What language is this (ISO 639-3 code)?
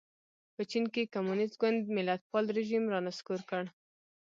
pus